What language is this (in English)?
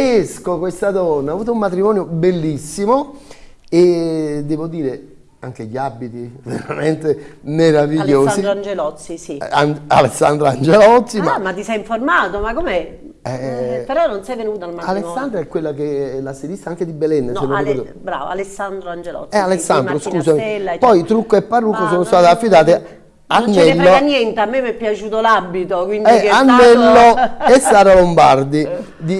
Italian